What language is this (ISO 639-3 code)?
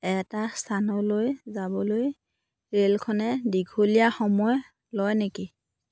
asm